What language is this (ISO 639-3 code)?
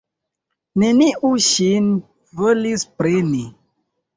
epo